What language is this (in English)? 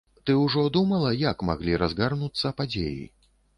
Belarusian